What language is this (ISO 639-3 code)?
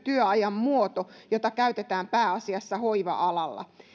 fin